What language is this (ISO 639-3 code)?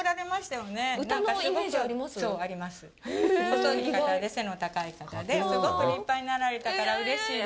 jpn